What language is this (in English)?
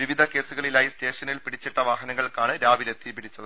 Malayalam